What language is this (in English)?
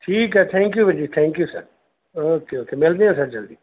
Punjabi